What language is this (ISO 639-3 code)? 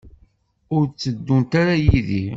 kab